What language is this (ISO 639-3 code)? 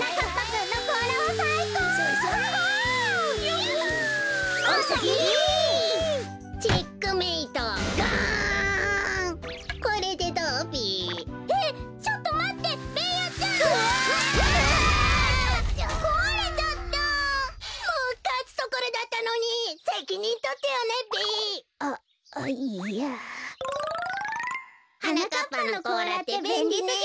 jpn